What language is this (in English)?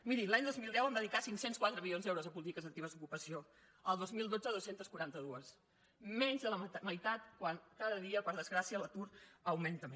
Catalan